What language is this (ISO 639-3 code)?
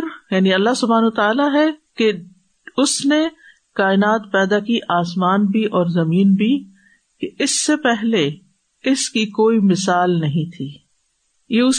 urd